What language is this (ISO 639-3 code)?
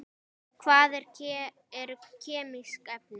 isl